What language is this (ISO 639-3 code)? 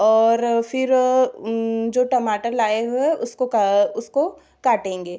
hin